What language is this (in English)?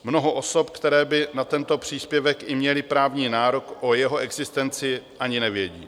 Czech